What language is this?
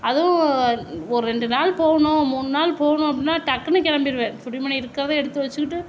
Tamil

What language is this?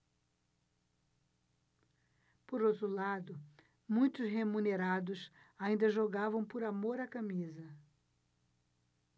Portuguese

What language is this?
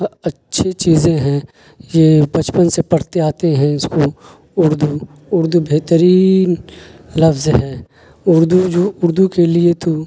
Urdu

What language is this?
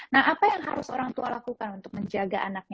Indonesian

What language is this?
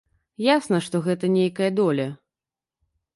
Belarusian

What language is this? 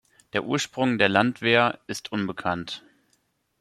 German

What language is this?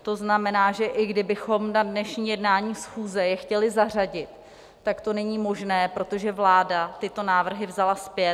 Czech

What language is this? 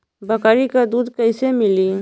Bhojpuri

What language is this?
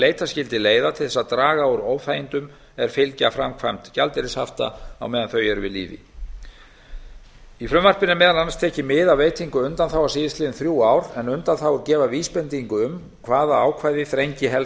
Icelandic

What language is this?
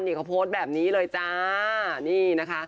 Thai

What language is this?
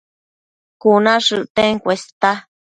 Matsés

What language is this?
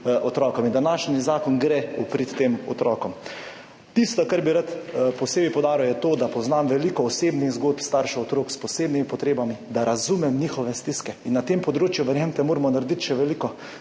Slovenian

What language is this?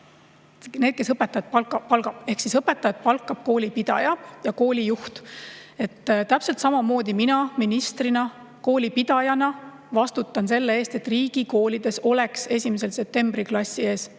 Estonian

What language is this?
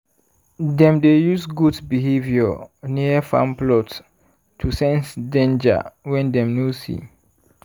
Nigerian Pidgin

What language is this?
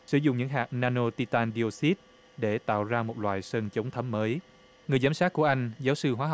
Vietnamese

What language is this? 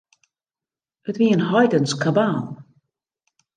Western Frisian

